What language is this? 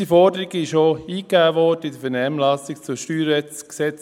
Swiss German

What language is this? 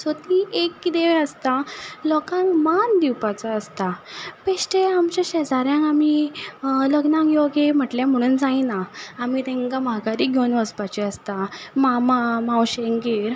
Konkani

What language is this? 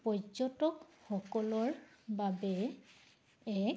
Assamese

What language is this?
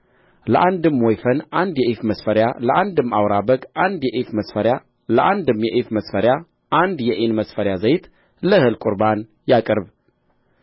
Amharic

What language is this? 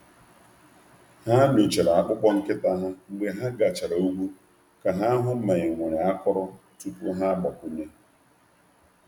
Igbo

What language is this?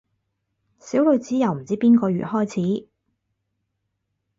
Cantonese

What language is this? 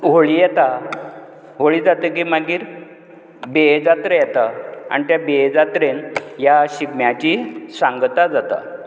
Konkani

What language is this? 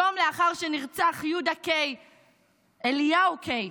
Hebrew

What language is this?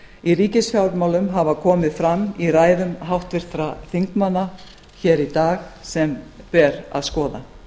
Icelandic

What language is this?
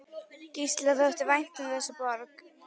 Icelandic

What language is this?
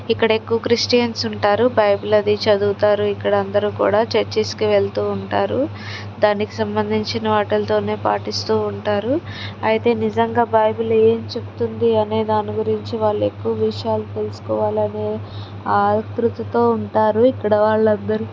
Telugu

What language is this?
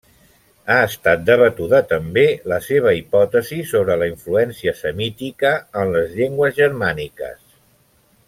Catalan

